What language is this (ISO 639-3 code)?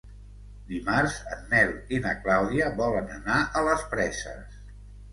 cat